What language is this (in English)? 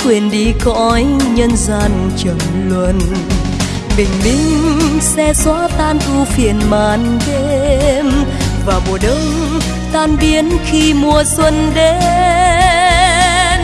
Vietnamese